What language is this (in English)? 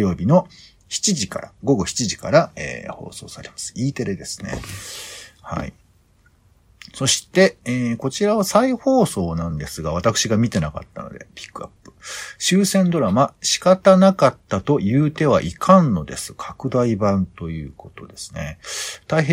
Japanese